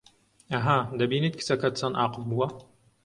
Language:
Central Kurdish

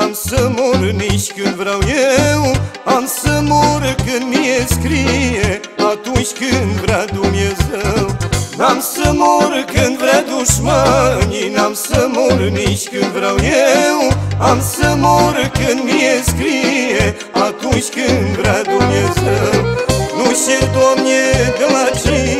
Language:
Romanian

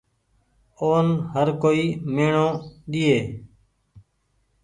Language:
Goaria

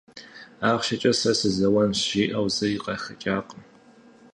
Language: Kabardian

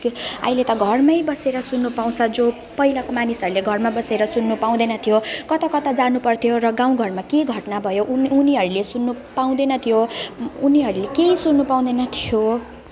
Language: Nepali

